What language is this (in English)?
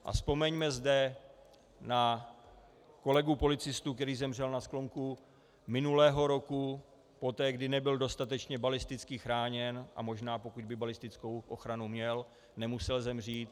Czech